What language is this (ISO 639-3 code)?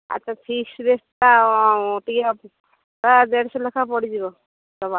ori